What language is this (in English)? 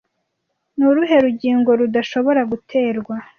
Kinyarwanda